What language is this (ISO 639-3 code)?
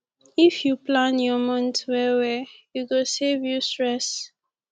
pcm